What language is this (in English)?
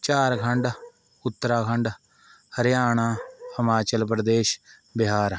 Punjabi